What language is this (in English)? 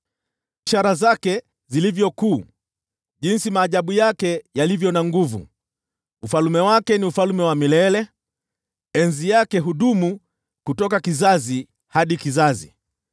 Swahili